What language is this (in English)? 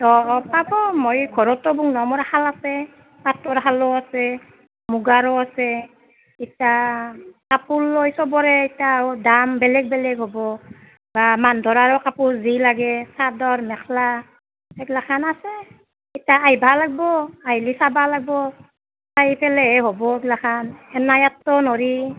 Assamese